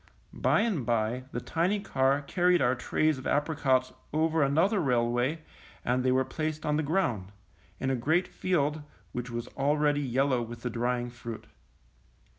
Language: English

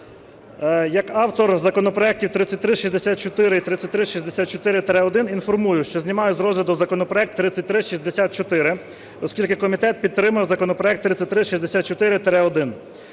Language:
Ukrainian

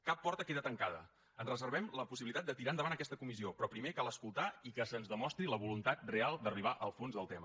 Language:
Catalan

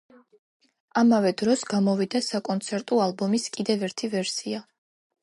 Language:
Georgian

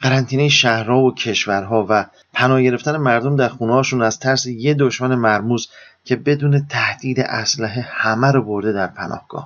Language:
Persian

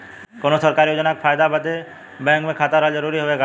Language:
Bhojpuri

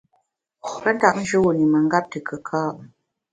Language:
Bamun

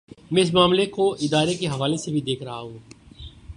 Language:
Urdu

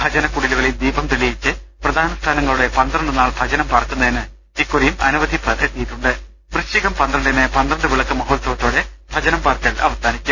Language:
Malayalam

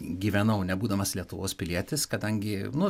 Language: Lithuanian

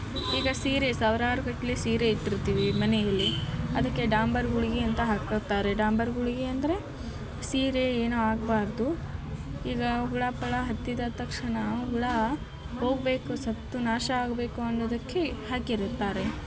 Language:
Kannada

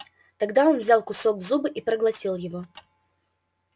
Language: Russian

